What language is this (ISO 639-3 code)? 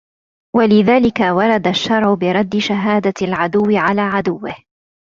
ara